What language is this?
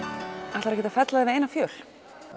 Icelandic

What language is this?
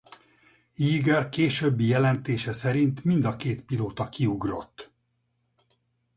Hungarian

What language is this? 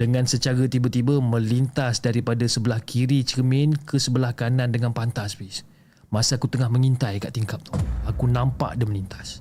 Malay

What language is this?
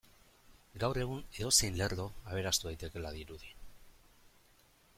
Basque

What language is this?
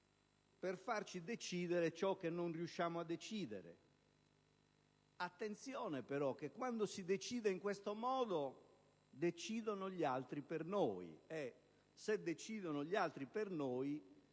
Italian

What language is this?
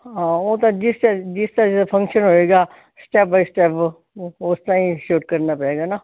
Punjabi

